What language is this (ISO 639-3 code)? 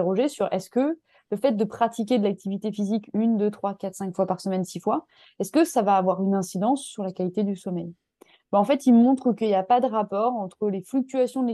fra